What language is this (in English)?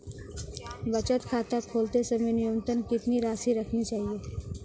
Hindi